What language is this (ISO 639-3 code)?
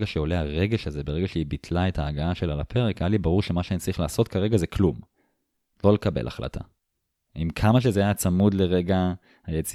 heb